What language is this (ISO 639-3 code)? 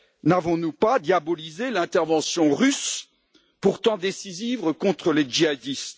fra